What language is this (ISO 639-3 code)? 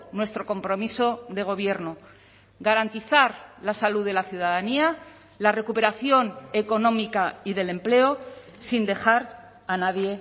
spa